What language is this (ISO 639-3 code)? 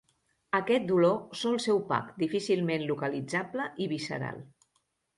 cat